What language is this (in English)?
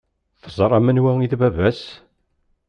Kabyle